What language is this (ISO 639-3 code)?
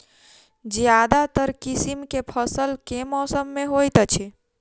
mai